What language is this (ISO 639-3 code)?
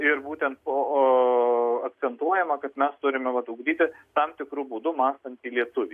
lit